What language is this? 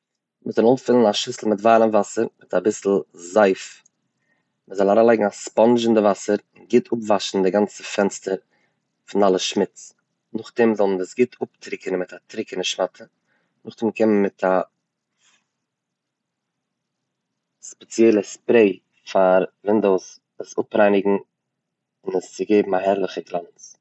Yiddish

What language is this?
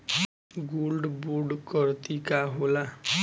Bhojpuri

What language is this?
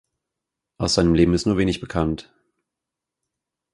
German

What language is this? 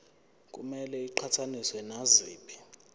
Zulu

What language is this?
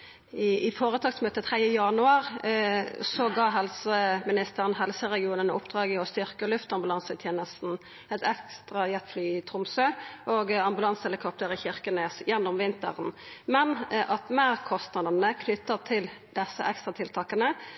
Norwegian Nynorsk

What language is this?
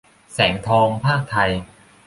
Thai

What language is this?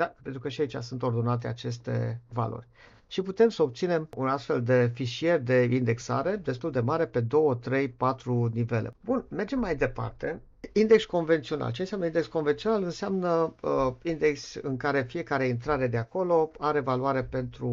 Romanian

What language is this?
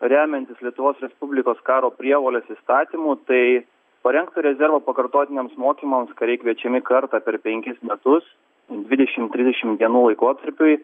Lithuanian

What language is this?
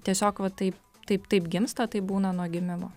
Lithuanian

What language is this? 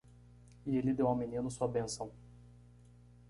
Portuguese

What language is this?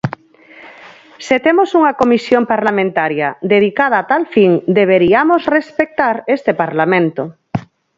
Galician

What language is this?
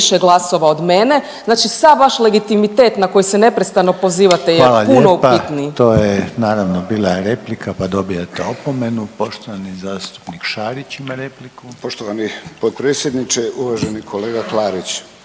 Croatian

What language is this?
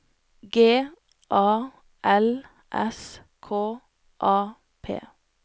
Norwegian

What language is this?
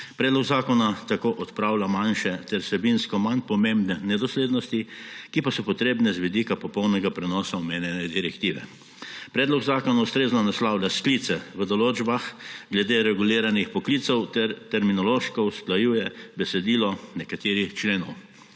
Slovenian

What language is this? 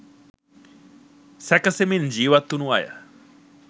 Sinhala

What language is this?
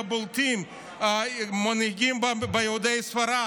Hebrew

